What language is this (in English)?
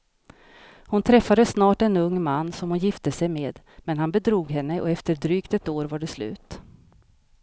Swedish